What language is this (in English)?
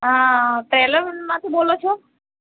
Gujarati